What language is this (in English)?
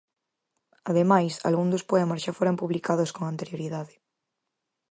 Galician